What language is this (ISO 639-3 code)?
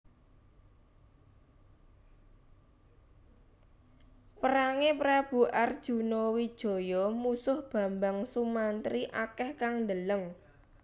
jav